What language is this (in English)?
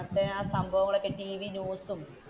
Malayalam